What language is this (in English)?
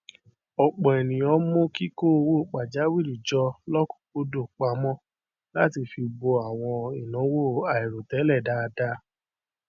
Yoruba